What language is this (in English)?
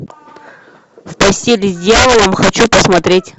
Russian